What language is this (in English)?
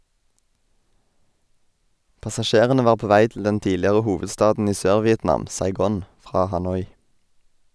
Norwegian